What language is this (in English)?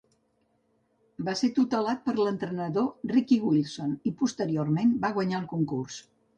Catalan